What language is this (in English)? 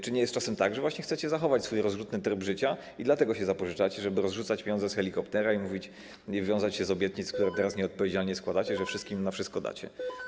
Polish